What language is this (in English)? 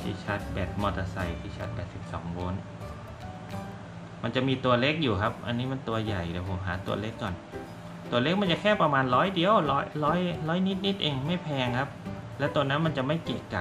Thai